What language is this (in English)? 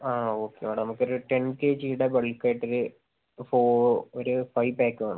Malayalam